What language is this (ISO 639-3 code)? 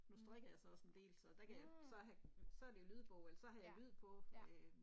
dan